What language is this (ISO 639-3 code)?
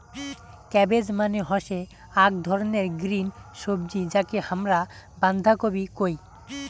ben